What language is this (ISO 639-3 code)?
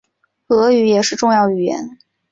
zho